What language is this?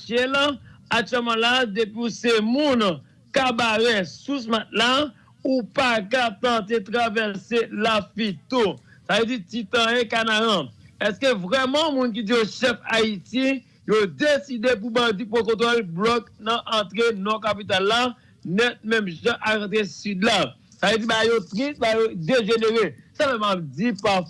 French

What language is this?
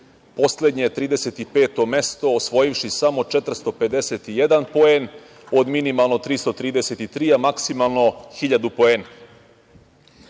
Serbian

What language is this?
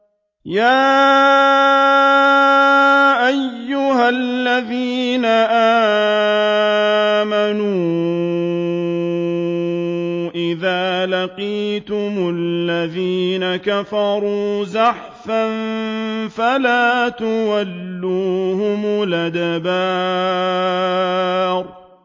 Arabic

